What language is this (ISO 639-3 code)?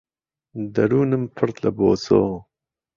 ckb